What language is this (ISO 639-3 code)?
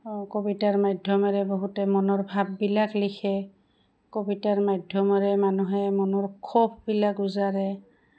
asm